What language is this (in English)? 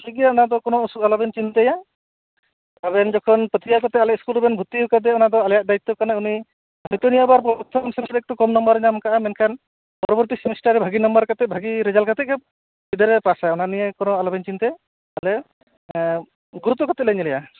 Santali